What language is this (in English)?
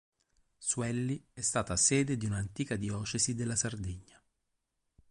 Italian